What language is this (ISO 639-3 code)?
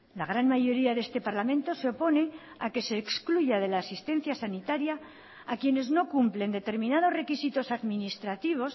spa